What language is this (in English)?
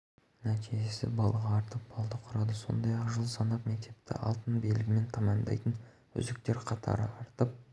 Kazakh